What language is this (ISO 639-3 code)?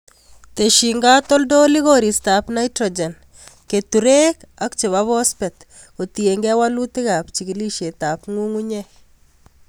kln